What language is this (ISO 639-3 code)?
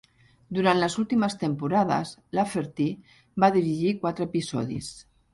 cat